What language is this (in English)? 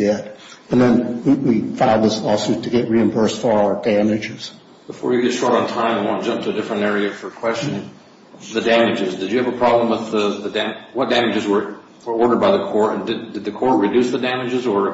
English